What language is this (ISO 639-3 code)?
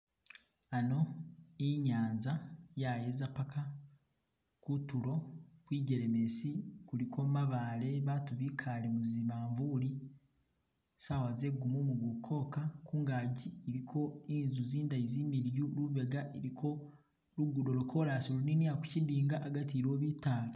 myx